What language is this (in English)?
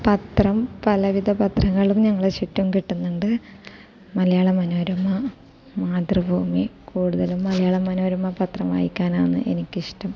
Malayalam